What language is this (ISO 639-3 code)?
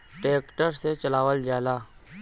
bho